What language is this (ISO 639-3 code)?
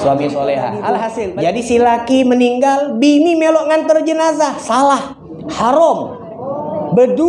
ind